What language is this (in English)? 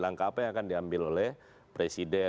Indonesian